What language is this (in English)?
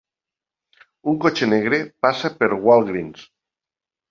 Catalan